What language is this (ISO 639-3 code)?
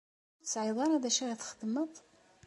kab